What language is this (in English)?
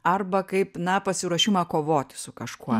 Lithuanian